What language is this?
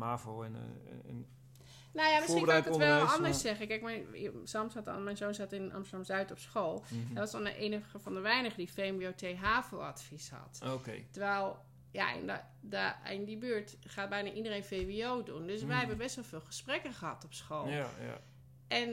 Dutch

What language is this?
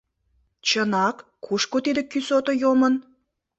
Mari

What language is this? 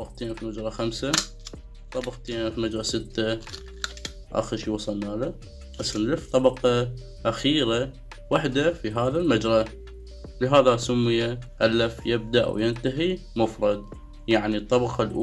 Arabic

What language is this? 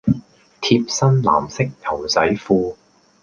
Cantonese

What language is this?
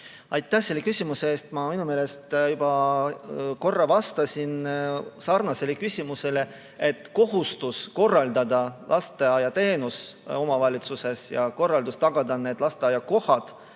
Estonian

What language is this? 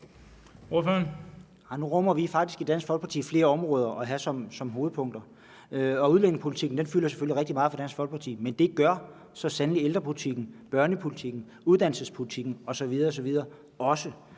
Danish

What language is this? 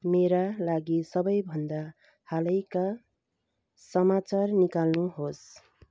Nepali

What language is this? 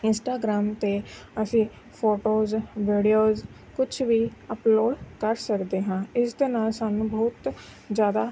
Punjabi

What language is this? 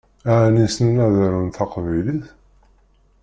Kabyle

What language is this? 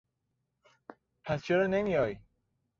Persian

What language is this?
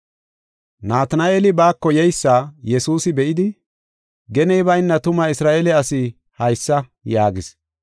Gofa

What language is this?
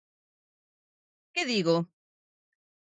Galician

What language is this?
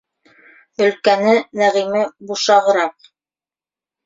Bashkir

